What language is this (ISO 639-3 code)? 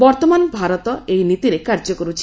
ori